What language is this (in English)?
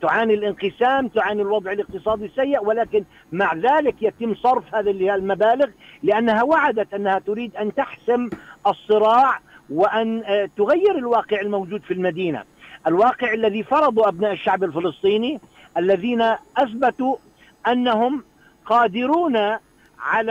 Arabic